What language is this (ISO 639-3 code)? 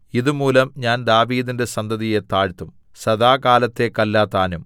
mal